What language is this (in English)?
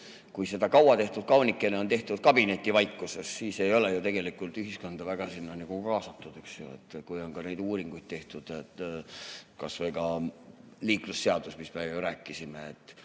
Estonian